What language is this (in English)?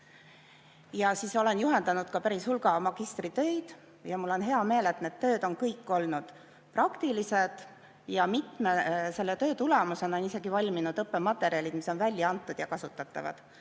Estonian